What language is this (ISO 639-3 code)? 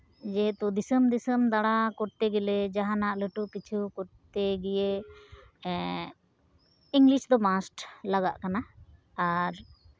sat